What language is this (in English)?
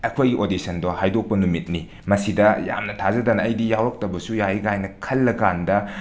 Manipuri